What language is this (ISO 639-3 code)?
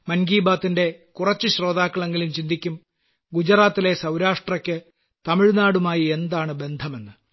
mal